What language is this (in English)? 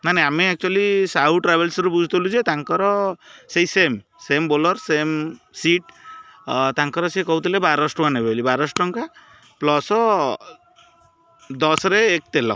Odia